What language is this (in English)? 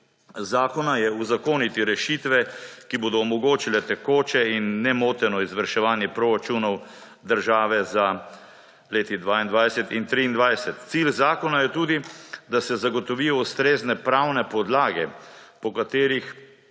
Slovenian